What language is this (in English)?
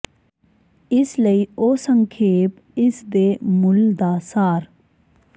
Punjabi